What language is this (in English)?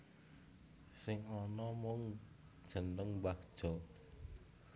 Javanese